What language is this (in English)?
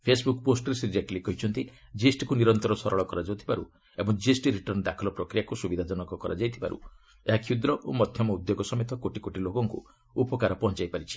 Odia